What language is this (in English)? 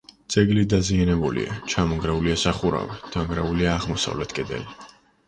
Georgian